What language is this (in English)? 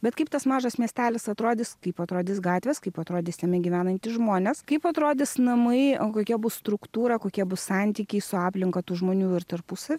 Lithuanian